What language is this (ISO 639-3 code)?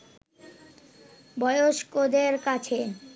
ben